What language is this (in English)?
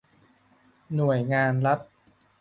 Thai